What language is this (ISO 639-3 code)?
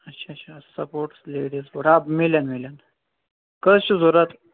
kas